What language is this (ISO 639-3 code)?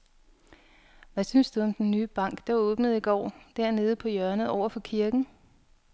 dan